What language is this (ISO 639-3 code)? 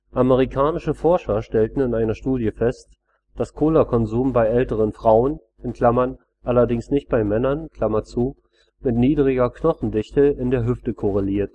deu